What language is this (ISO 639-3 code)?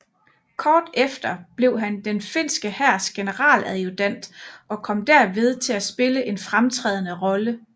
dan